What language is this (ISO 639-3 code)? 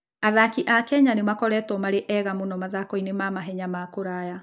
kik